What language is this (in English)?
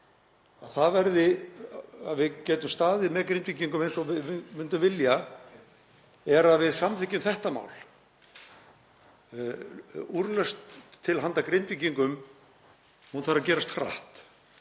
Icelandic